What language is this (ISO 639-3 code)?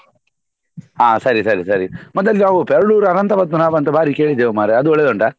kan